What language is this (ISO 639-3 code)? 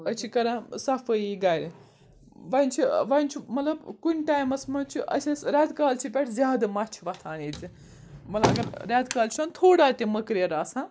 kas